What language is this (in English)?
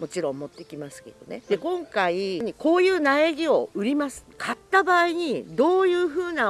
Japanese